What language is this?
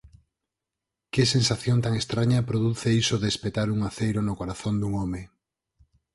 Galician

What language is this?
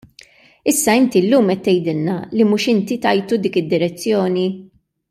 Maltese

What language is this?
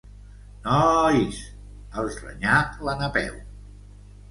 Catalan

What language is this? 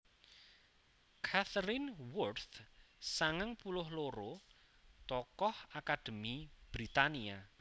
Javanese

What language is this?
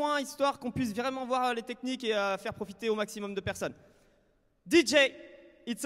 French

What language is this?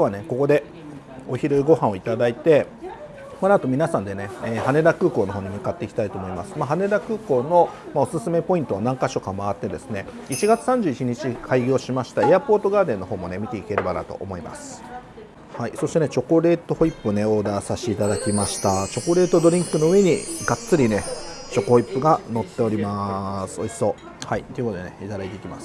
Japanese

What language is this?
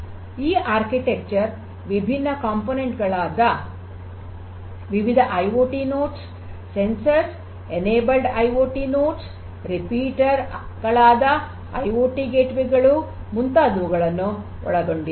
Kannada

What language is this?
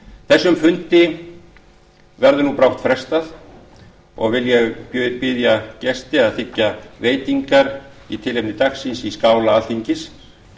Icelandic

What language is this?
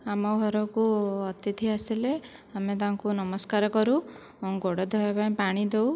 Odia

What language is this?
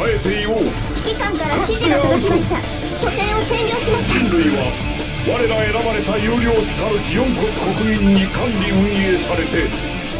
Japanese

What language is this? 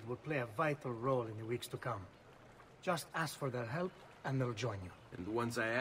Polish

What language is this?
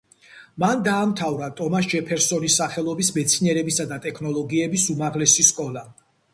Georgian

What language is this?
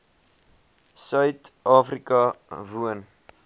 Afrikaans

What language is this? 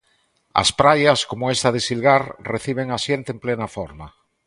Galician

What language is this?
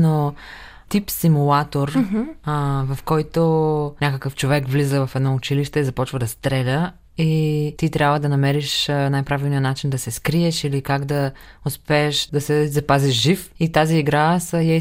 Bulgarian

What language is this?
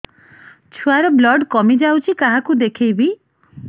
Odia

